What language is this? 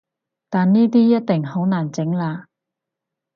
Cantonese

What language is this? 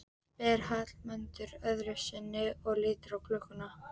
Icelandic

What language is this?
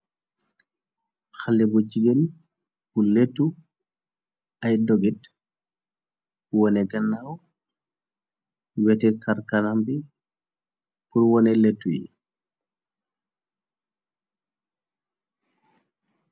Wolof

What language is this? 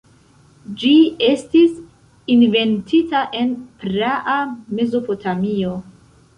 Esperanto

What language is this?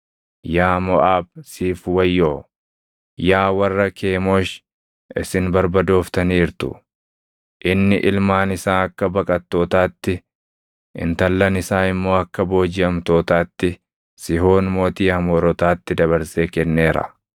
Oromo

